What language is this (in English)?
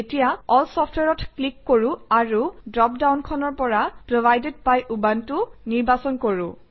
Assamese